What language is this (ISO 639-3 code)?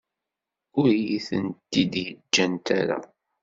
kab